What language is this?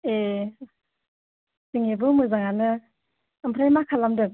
Bodo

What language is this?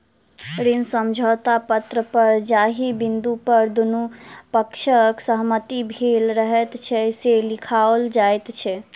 Maithili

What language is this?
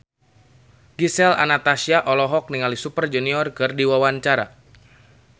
Sundanese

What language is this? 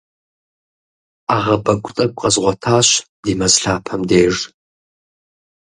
Kabardian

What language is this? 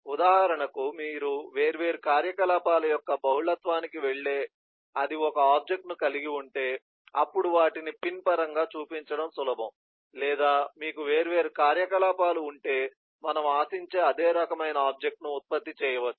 Telugu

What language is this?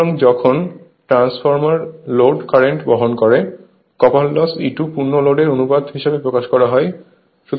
Bangla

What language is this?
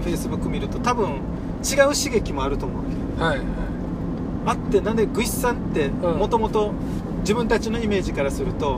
Japanese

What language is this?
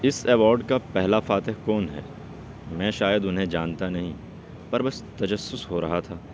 Urdu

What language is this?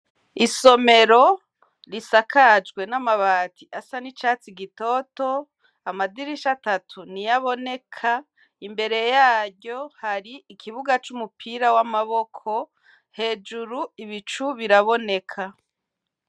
Rundi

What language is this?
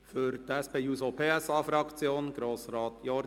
Swiss German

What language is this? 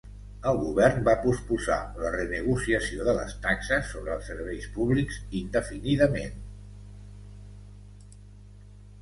Catalan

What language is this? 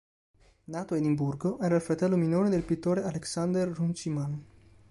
Italian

